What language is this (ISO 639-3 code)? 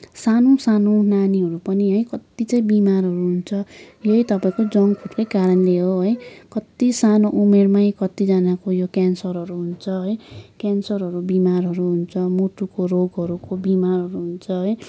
nep